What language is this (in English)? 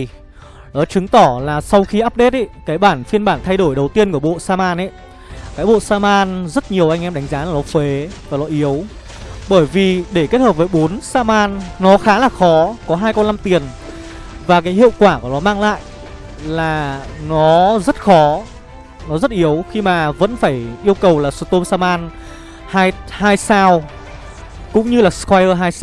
Vietnamese